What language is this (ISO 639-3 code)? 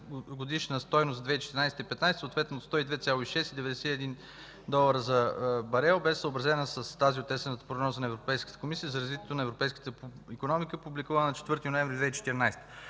bul